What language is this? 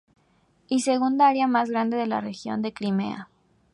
Spanish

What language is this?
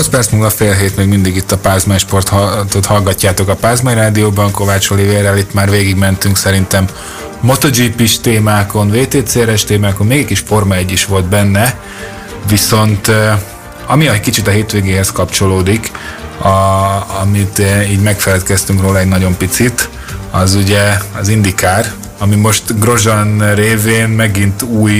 Hungarian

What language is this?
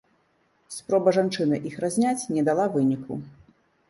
Belarusian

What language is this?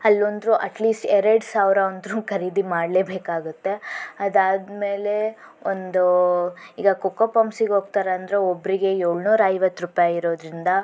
Kannada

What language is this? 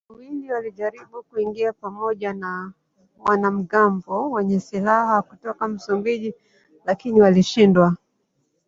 Swahili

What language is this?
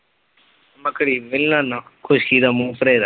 Punjabi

